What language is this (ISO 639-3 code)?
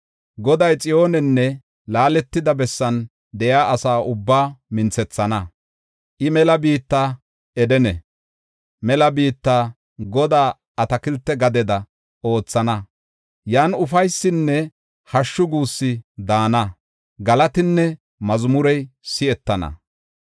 gof